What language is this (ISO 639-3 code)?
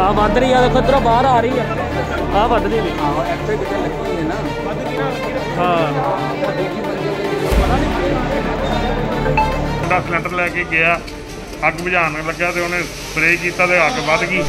pan